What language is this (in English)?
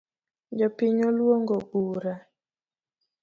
Luo (Kenya and Tanzania)